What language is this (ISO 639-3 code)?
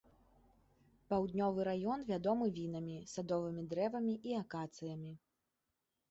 bel